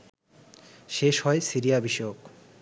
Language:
Bangla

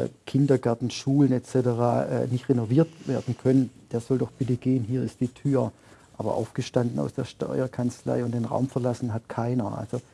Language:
German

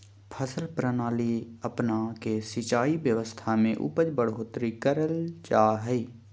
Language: Magahi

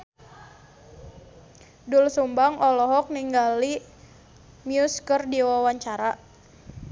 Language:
Sundanese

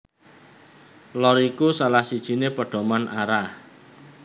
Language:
Javanese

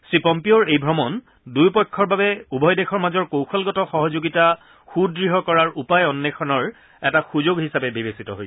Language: Assamese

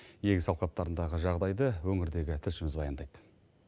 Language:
Kazakh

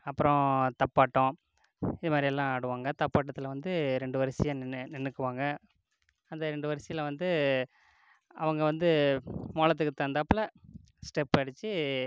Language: Tamil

